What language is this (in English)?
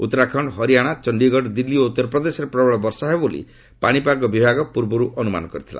Odia